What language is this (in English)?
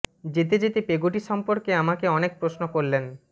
Bangla